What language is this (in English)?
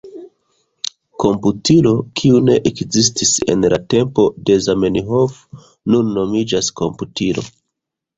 Esperanto